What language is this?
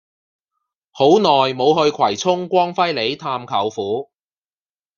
Cantonese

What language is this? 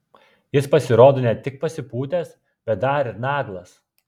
Lithuanian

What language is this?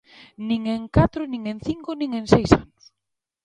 Galician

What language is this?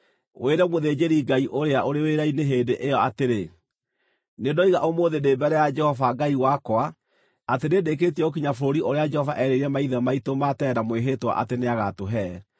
Kikuyu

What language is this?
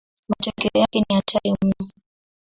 Swahili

